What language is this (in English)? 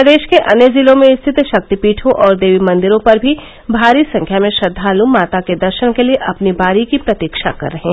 Hindi